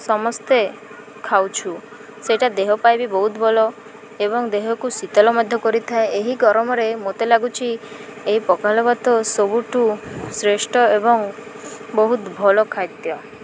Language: Odia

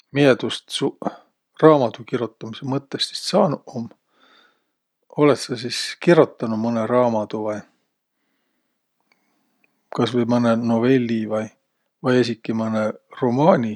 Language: Võro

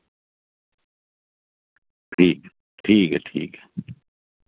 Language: Dogri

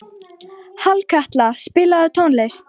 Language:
Icelandic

